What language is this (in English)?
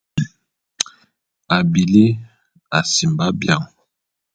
Bulu